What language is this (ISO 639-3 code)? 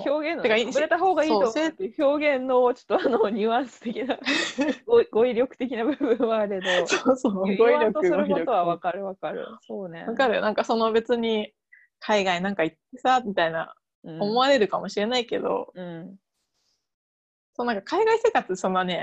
jpn